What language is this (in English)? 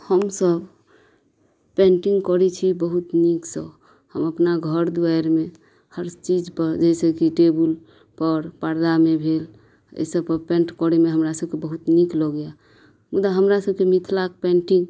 Maithili